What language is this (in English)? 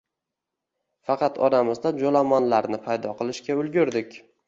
Uzbek